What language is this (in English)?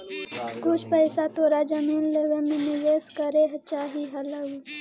Magahi